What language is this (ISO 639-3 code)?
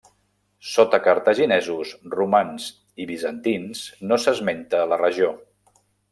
cat